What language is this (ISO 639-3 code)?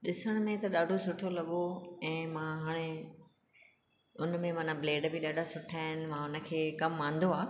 snd